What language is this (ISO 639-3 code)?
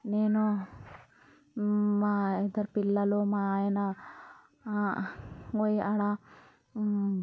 tel